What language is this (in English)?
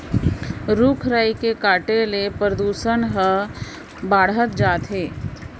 Chhattisgarhi